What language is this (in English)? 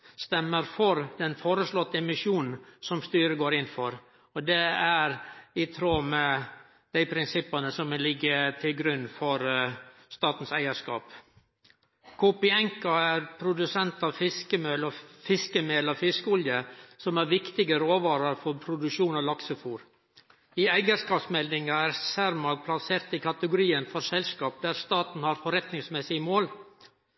Norwegian Nynorsk